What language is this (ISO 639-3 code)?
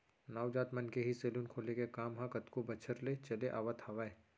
hne